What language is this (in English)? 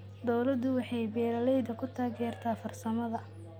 Somali